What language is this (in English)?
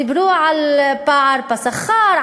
Hebrew